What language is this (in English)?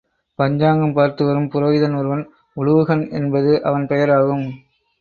Tamil